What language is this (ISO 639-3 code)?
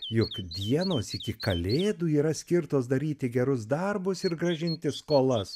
lit